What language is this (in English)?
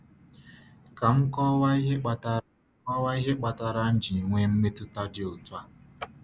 Igbo